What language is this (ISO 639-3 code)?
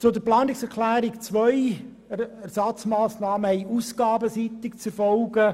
gsw